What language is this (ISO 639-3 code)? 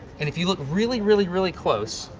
eng